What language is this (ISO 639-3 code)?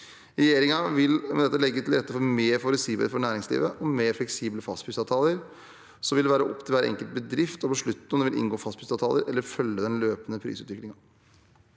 nor